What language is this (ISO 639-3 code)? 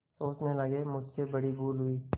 hin